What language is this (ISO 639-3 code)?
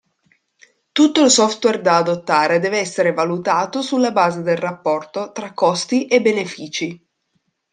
ita